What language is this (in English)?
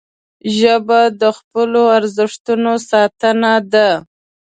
Pashto